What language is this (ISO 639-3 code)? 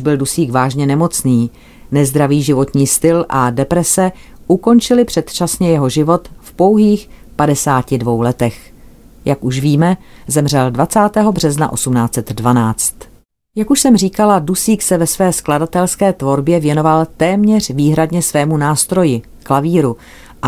ces